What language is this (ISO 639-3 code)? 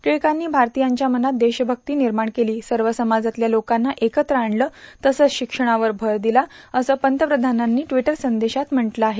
mar